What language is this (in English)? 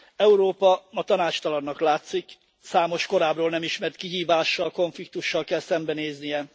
Hungarian